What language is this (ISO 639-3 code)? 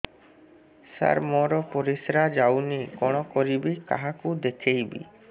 ori